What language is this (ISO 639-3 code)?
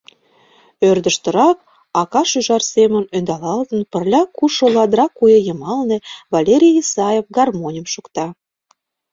chm